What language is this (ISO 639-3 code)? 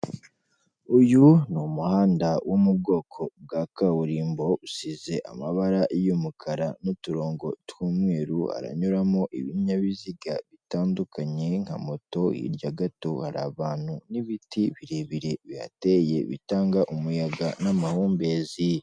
kin